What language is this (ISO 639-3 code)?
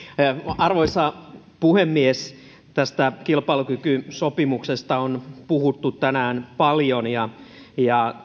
fin